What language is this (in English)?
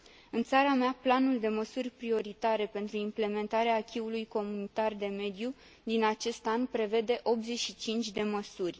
Romanian